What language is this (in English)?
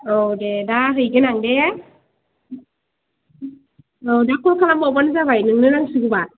Bodo